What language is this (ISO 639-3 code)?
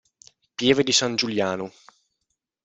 ita